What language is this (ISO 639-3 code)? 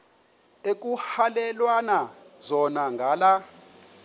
xho